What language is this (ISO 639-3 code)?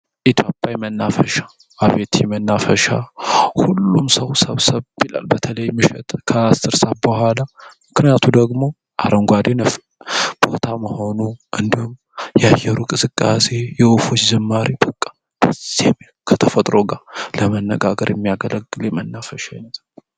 amh